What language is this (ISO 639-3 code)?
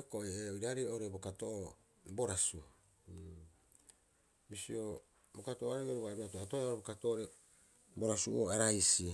kyx